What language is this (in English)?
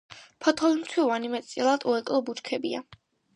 Georgian